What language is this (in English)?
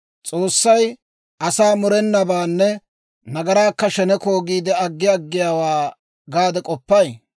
Dawro